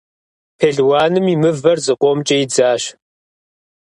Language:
Kabardian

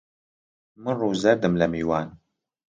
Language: Central Kurdish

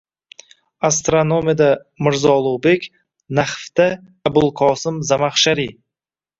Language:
Uzbek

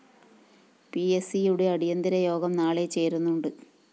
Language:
Malayalam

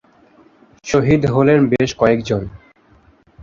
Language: Bangla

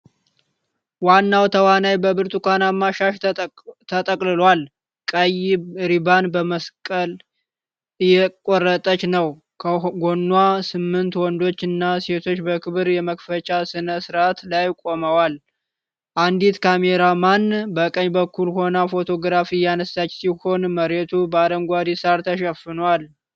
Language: Amharic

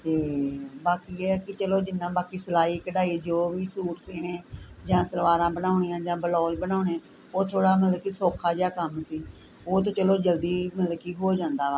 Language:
Punjabi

